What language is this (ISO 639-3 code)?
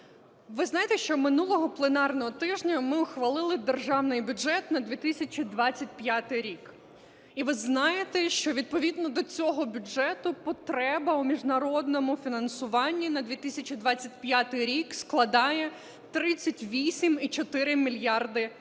ukr